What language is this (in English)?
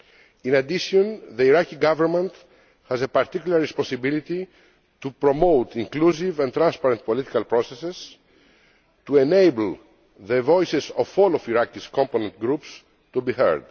English